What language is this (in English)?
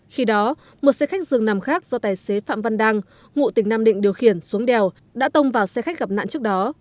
Vietnamese